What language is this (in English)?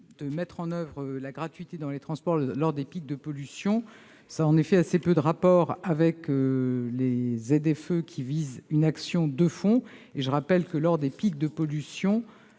French